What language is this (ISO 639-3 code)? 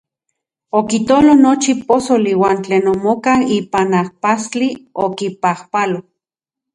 ncx